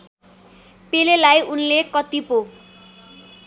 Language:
Nepali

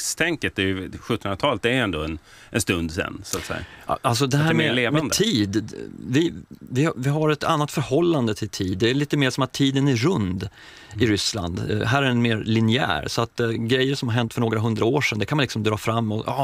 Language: Swedish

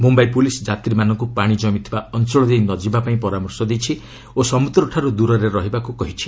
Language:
Odia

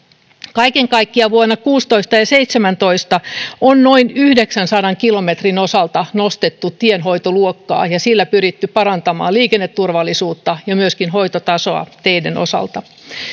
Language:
Finnish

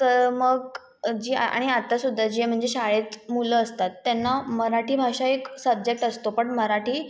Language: Marathi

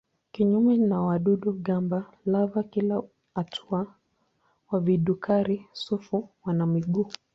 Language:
Swahili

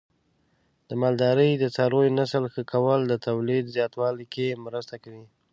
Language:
Pashto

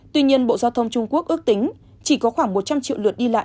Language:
Vietnamese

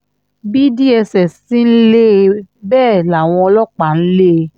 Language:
Yoruba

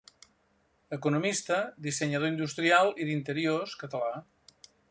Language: Catalan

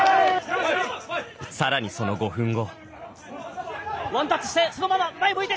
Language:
Japanese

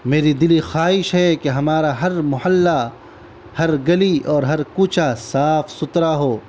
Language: Urdu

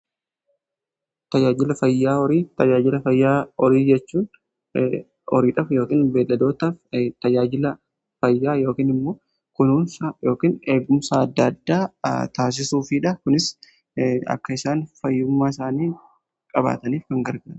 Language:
Oromo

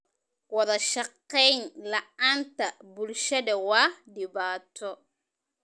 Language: Somali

